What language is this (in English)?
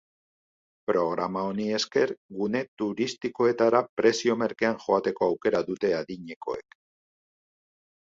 Basque